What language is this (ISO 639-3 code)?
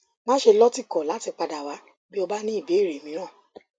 yor